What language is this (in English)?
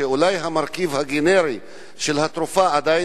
Hebrew